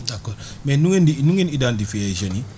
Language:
Wolof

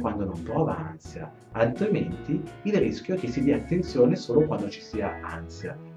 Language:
Italian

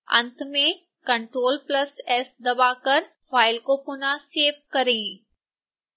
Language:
Hindi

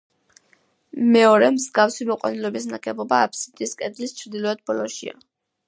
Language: Georgian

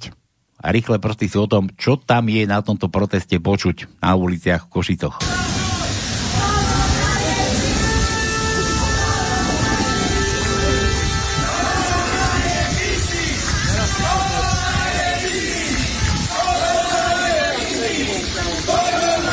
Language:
Slovak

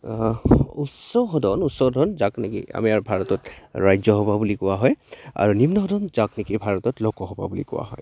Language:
Assamese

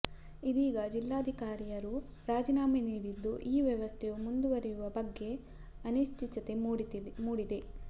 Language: Kannada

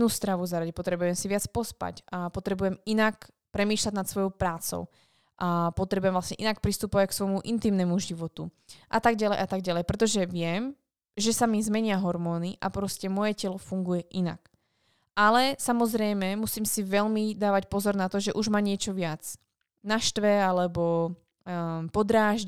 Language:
Slovak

